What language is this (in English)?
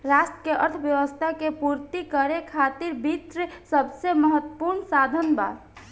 Bhojpuri